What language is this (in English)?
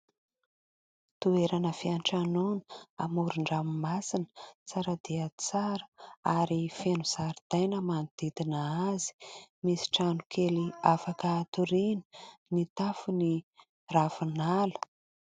Malagasy